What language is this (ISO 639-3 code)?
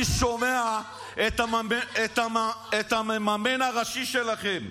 heb